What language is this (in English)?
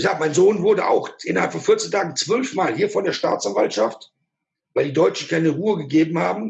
German